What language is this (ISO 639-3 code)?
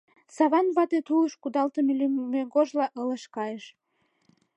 chm